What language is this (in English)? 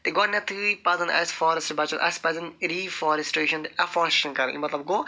Kashmiri